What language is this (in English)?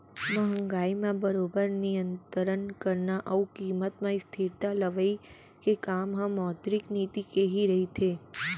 Chhattisgarhi